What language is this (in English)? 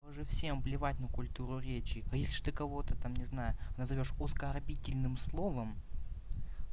Russian